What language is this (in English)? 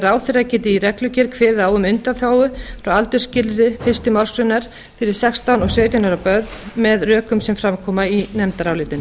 Icelandic